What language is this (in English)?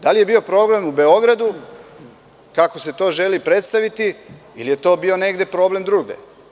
Serbian